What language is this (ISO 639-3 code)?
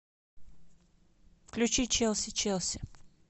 rus